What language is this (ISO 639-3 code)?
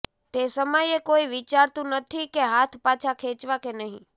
guj